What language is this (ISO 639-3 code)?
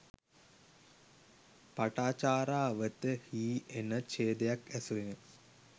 sin